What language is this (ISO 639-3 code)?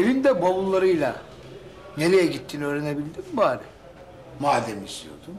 tur